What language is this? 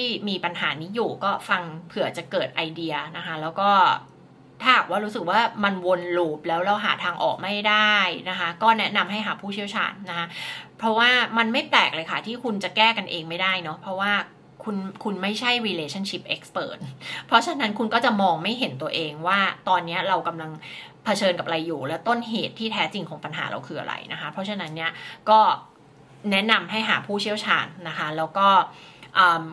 Thai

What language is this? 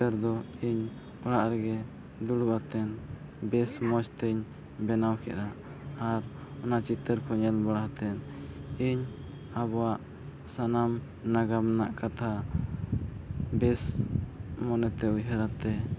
Santali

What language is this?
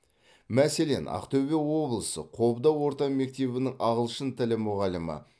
Kazakh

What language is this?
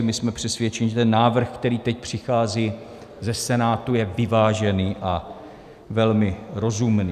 Czech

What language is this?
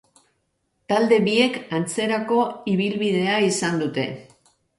Basque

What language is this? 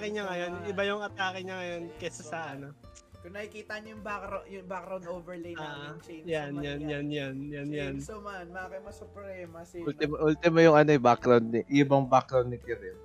Filipino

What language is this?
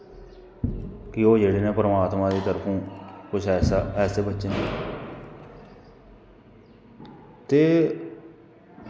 Dogri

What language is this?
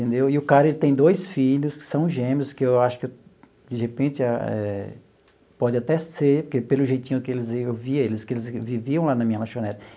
Portuguese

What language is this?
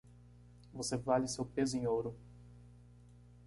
Portuguese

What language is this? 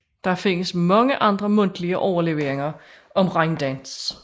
Danish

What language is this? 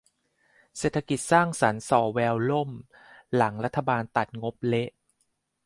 Thai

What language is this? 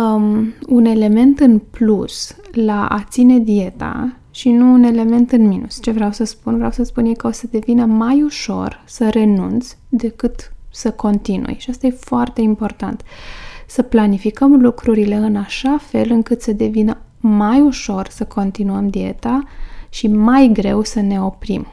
Romanian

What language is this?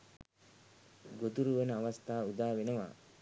Sinhala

